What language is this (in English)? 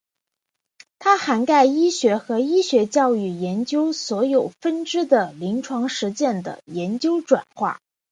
Chinese